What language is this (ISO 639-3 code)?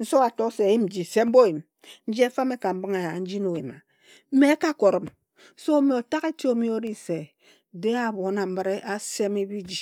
etu